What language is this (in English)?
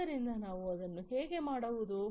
Kannada